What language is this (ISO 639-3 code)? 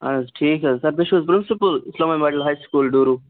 kas